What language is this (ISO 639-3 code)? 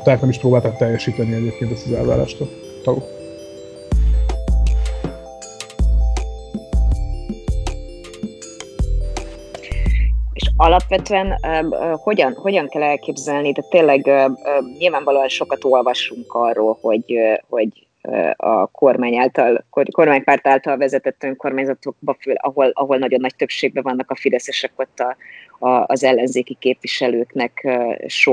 hun